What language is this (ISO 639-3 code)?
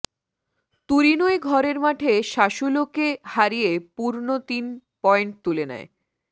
ben